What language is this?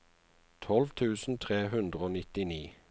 Norwegian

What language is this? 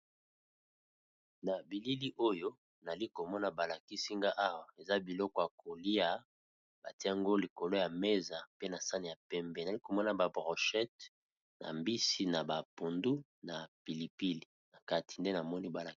Lingala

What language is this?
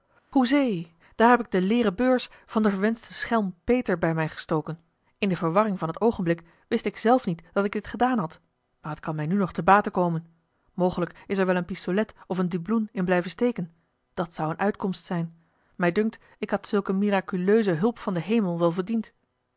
Dutch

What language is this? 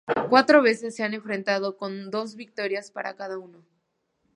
Spanish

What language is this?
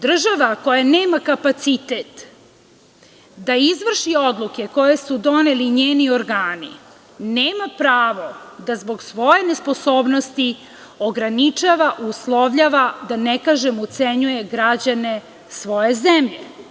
Serbian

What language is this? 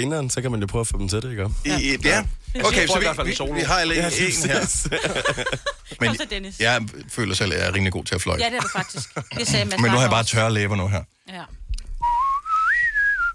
Danish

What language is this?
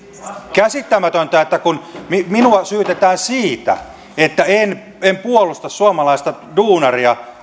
Finnish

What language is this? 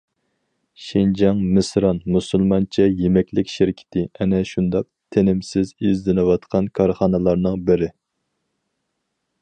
Uyghur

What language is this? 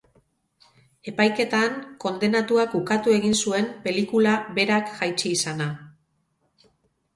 Basque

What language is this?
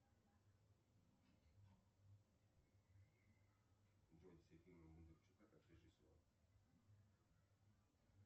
Russian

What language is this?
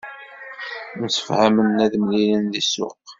Kabyle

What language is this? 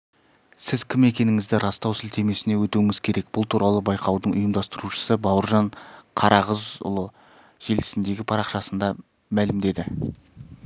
Kazakh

